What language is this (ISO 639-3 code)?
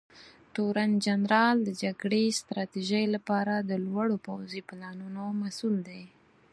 pus